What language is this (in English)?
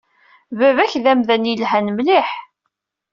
Kabyle